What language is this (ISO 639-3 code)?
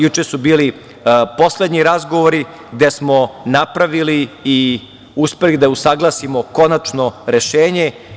srp